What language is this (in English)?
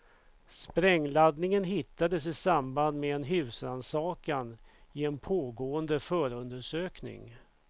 Swedish